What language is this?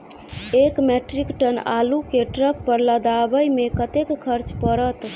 Maithili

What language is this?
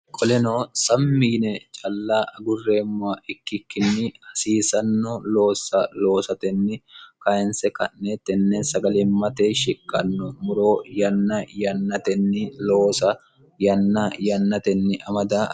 Sidamo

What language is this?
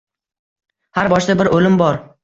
Uzbek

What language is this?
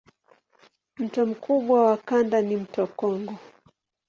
Swahili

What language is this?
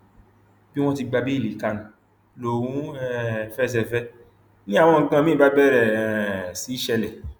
Yoruba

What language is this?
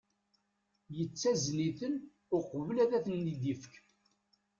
Kabyle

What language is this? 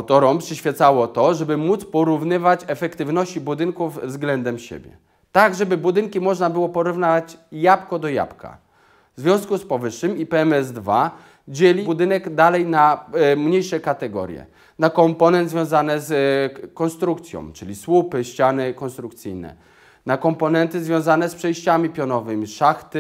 Polish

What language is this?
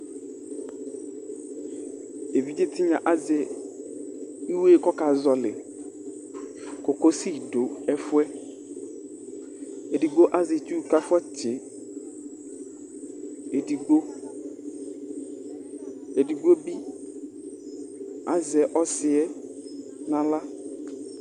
Ikposo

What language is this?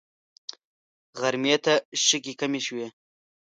Pashto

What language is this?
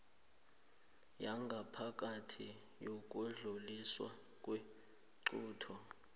South Ndebele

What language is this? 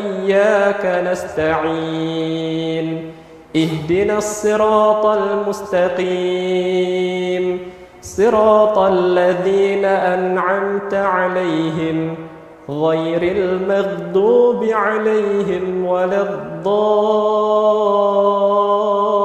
Arabic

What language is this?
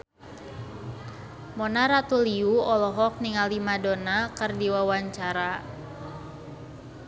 Sundanese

